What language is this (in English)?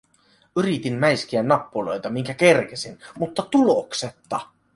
Finnish